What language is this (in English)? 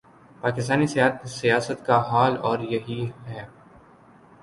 Urdu